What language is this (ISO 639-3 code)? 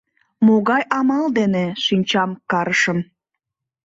chm